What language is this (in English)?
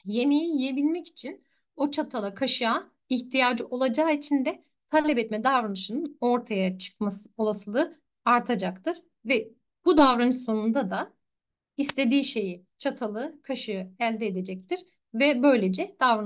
Turkish